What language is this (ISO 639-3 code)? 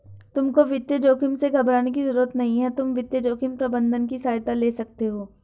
hin